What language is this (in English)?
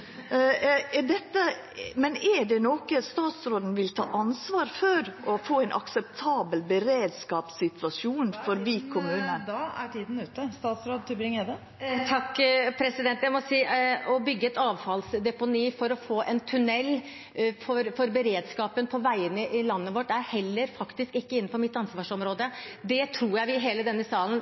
Norwegian